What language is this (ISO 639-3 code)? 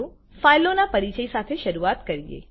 guj